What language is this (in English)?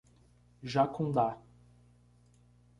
Portuguese